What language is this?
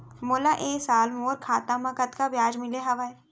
Chhattisgarhi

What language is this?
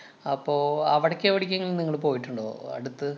Malayalam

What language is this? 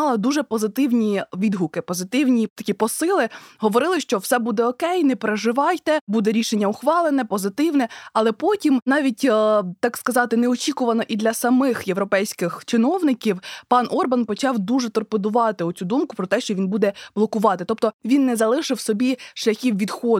Ukrainian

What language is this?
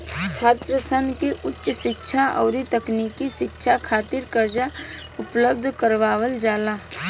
Bhojpuri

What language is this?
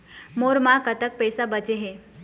Chhattisgarhi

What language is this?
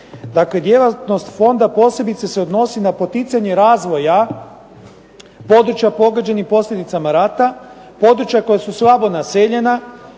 Croatian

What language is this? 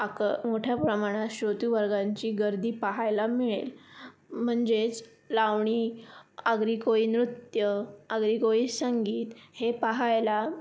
Marathi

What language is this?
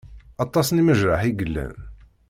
Kabyle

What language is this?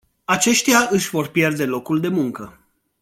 Romanian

